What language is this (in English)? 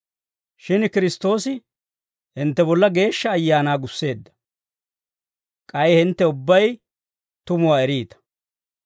Dawro